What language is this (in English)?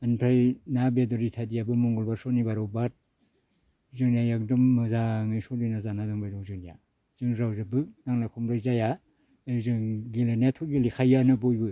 Bodo